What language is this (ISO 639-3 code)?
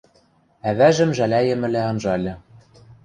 mrj